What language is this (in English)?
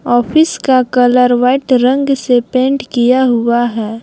Hindi